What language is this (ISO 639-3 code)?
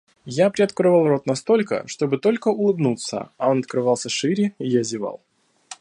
rus